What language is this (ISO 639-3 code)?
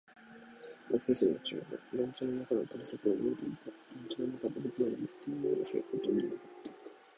jpn